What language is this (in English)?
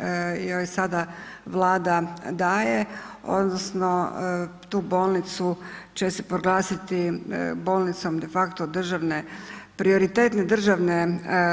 Croatian